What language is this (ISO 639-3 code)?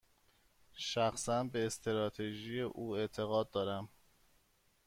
fas